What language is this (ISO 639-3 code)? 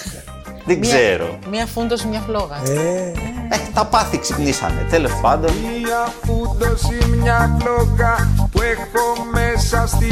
ell